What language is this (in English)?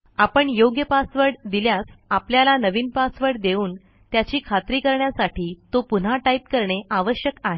Marathi